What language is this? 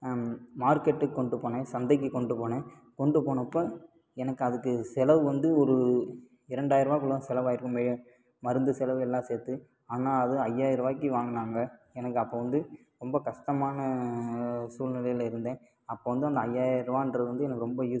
Tamil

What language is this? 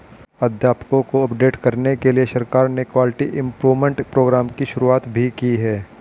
Hindi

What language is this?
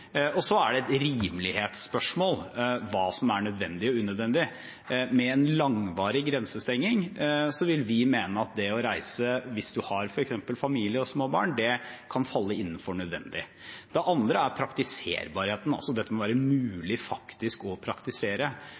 Norwegian Bokmål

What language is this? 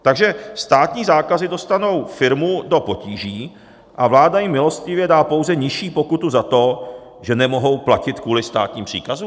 Czech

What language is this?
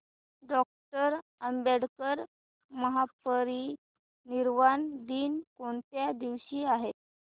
Marathi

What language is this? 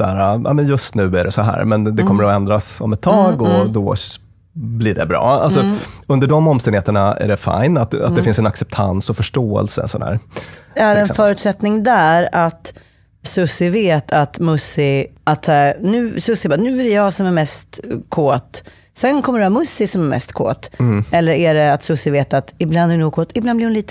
Swedish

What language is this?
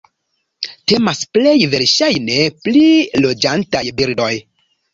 Esperanto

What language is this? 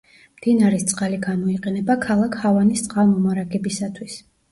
Georgian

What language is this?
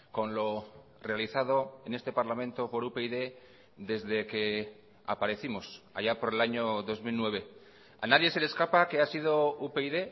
Spanish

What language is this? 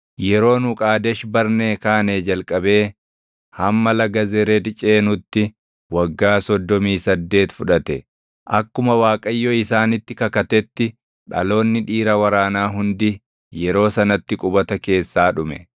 Oromo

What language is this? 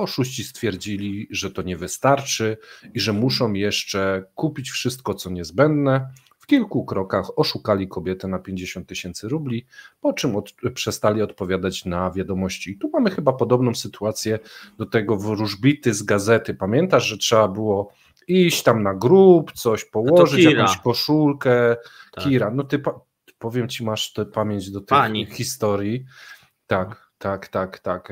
Polish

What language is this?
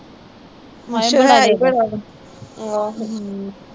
Punjabi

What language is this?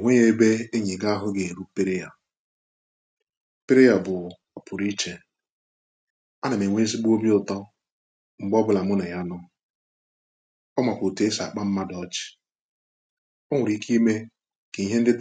Igbo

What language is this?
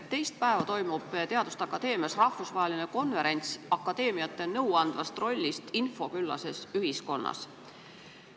Estonian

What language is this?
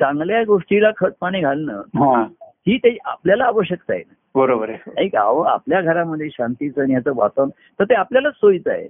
Marathi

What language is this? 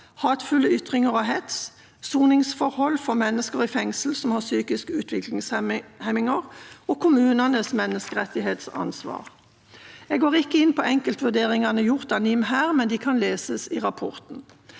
Norwegian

